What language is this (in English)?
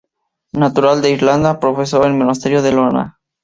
Spanish